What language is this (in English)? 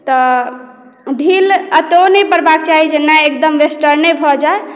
Maithili